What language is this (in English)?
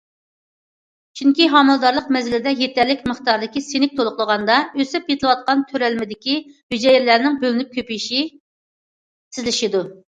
Uyghur